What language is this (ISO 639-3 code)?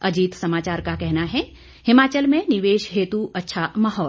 hin